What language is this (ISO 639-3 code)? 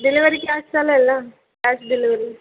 mar